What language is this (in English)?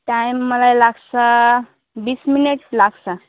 Nepali